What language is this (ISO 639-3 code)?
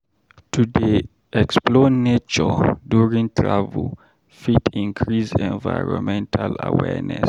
pcm